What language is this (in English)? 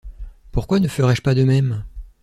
French